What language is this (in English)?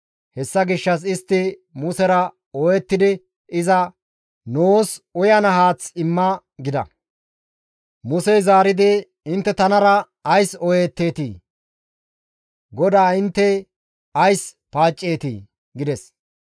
Gamo